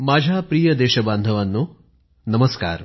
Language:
Marathi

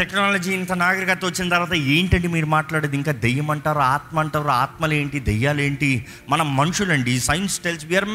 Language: Telugu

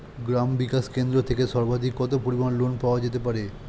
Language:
Bangla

